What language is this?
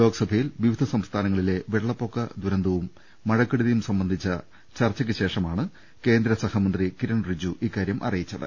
Malayalam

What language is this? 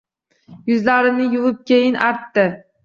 Uzbek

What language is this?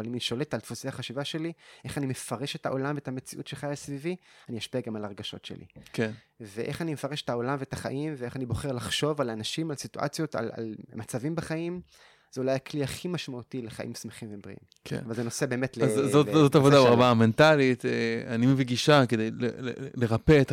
Hebrew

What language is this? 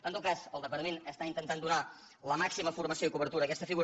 Catalan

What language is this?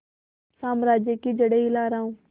Hindi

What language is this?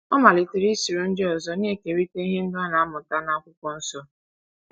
Igbo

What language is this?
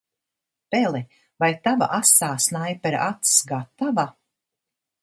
Latvian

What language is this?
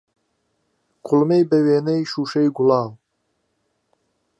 Central Kurdish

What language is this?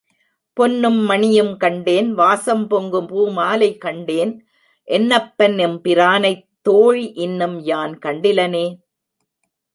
Tamil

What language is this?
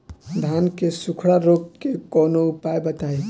Bhojpuri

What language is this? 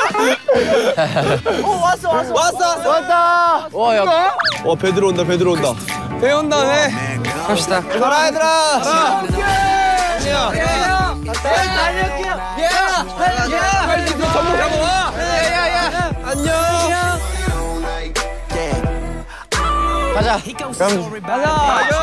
Korean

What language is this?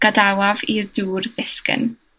Welsh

